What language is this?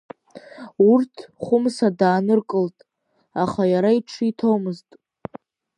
Abkhazian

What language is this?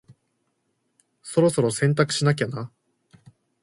Japanese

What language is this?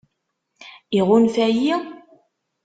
Kabyle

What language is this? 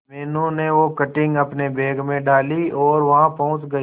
Hindi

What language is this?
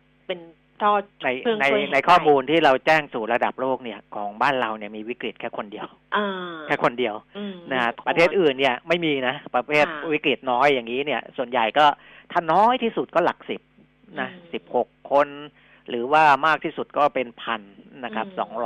Thai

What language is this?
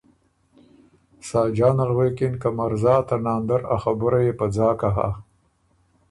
Ormuri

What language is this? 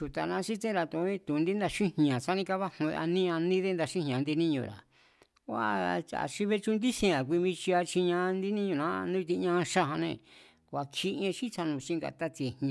Mazatlán Mazatec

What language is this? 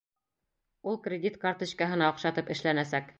Bashkir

